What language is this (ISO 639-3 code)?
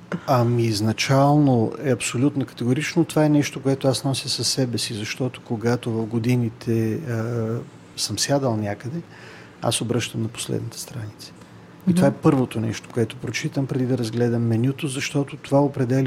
bul